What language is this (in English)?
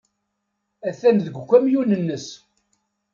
Kabyle